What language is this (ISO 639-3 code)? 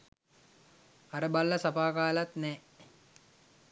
sin